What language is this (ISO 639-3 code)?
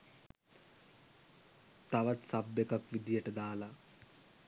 sin